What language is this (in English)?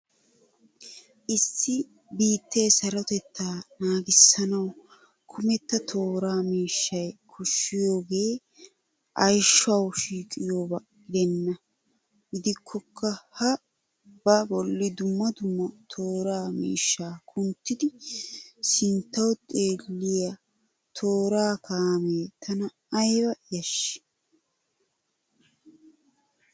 Wolaytta